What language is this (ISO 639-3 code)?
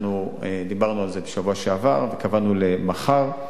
heb